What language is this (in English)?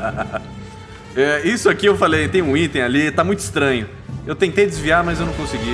Portuguese